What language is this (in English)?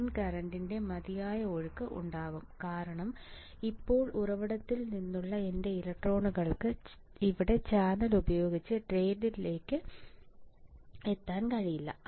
Malayalam